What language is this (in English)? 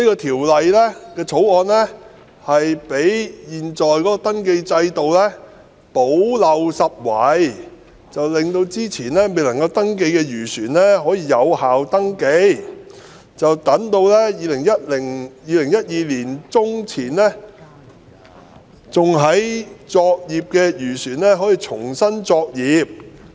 Cantonese